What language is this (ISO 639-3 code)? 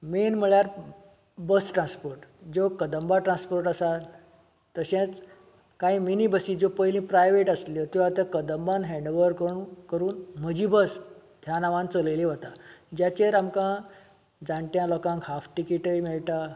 kok